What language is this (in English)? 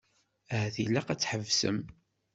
Kabyle